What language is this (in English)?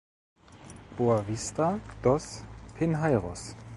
German